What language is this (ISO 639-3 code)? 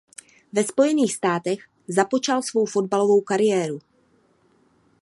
ces